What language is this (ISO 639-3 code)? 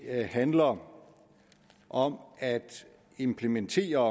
dan